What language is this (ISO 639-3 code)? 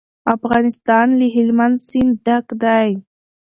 pus